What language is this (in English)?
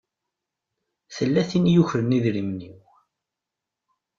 Kabyle